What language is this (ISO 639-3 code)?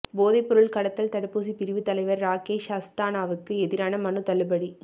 tam